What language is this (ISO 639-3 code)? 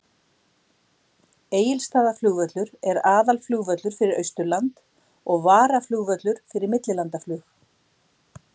isl